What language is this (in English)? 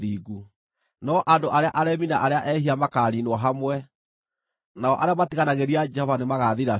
Kikuyu